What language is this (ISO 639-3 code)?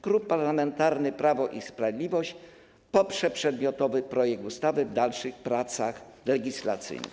pol